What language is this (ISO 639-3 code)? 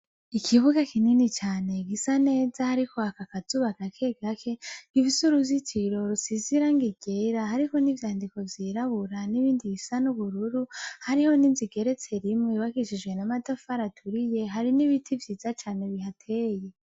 run